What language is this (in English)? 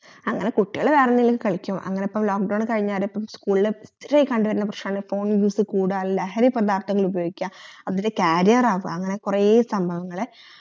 Malayalam